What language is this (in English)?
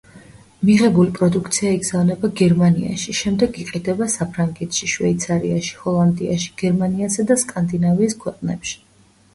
Georgian